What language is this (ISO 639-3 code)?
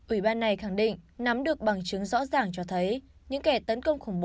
vie